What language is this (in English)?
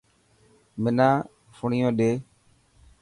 Dhatki